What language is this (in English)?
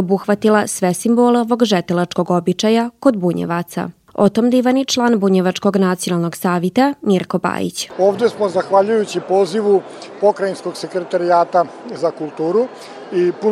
Croatian